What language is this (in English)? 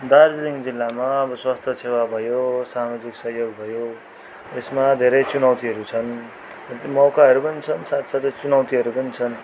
Nepali